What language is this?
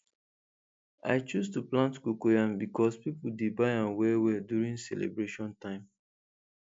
Nigerian Pidgin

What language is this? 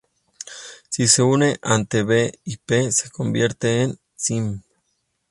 Spanish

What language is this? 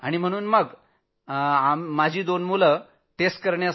Marathi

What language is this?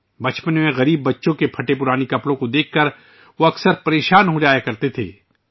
Urdu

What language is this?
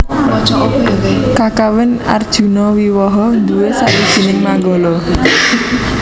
Javanese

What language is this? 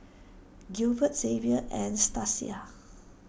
English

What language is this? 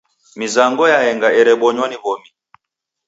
Taita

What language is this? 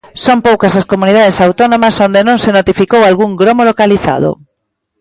Galician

